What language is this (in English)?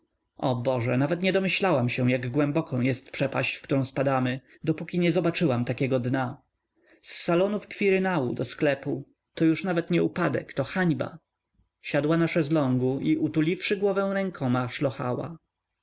Polish